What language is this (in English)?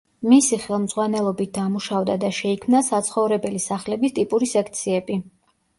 Georgian